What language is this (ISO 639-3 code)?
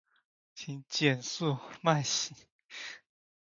zho